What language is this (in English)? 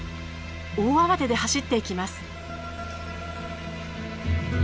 Japanese